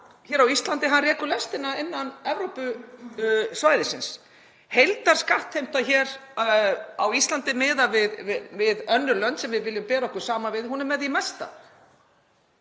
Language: Icelandic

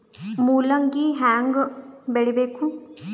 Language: Kannada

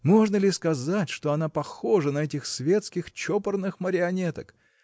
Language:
Russian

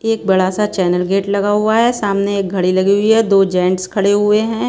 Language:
Hindi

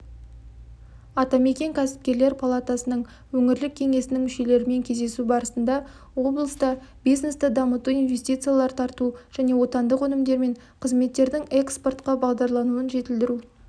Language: Kazakh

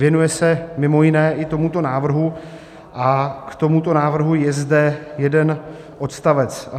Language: Czech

